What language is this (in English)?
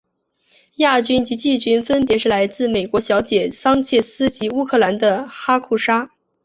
Chinese